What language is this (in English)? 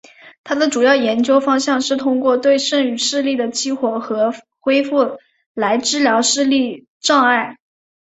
Chinese